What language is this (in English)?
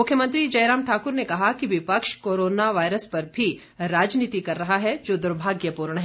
Hindi